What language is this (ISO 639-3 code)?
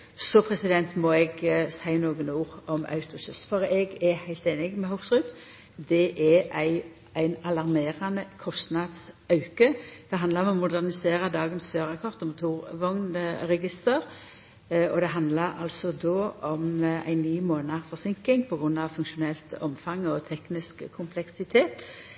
nno